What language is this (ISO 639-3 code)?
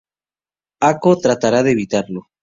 spa